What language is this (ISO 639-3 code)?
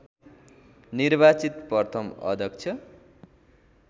nep